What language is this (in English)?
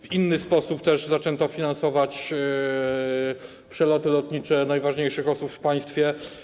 Polish